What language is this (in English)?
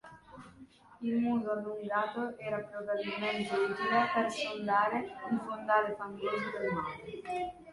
Italian